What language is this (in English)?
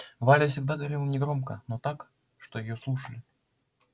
Russian